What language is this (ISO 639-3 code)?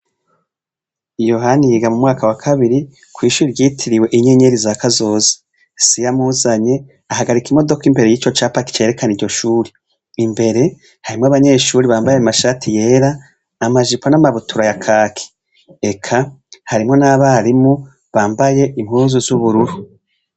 run